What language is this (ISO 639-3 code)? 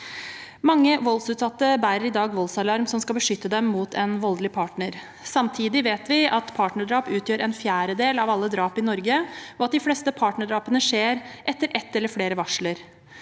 nor